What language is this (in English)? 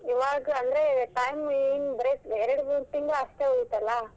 Kannada